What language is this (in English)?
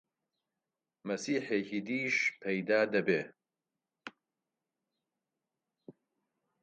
Central Kurdish